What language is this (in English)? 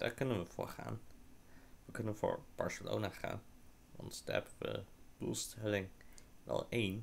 Dutch